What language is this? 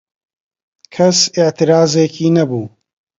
Central Kurdish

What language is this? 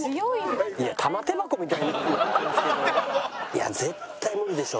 Japanese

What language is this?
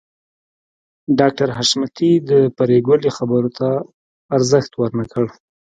Pashto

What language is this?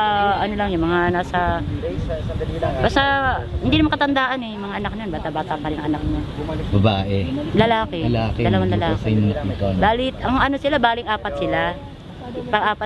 Filipino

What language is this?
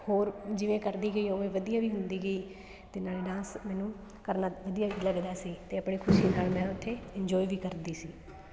Punjabi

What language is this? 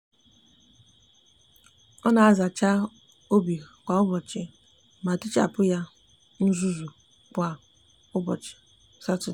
Igbo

